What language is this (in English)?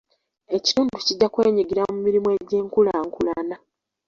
Ganda